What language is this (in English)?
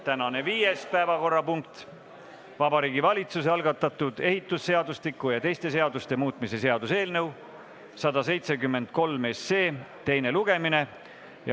Estonian